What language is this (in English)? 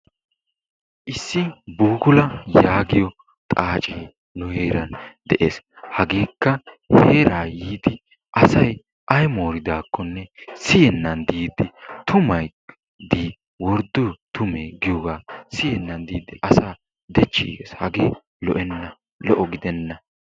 Wolaytta